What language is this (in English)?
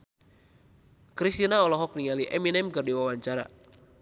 Sundanese